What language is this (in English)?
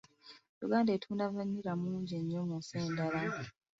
Ganda